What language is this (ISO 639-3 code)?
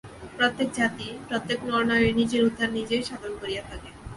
ben